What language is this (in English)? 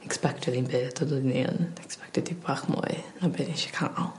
Welsh